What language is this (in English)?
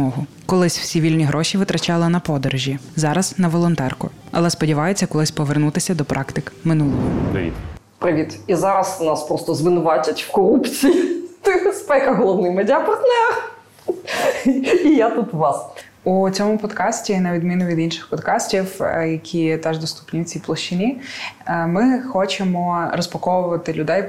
Ukrainian